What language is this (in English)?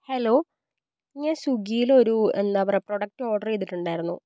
Malayalam